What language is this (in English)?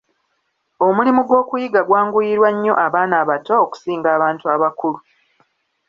Ganda